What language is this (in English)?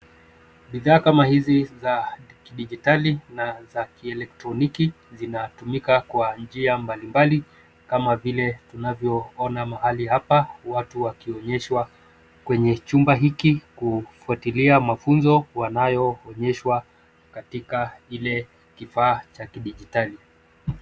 Swahili